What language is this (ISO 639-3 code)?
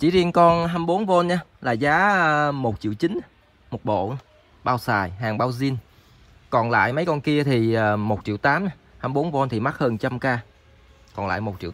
vie